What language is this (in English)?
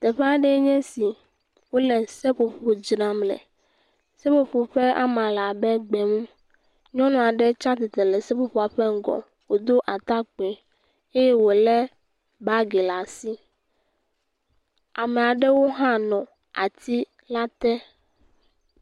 Ewe